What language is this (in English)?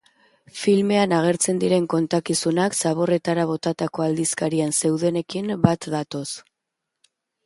Basque